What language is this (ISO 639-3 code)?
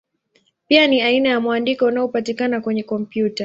swa